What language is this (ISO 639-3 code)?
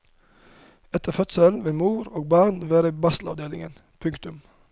nor